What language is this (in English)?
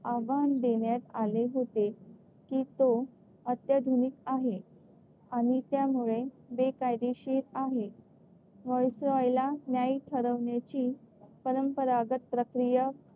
Marathi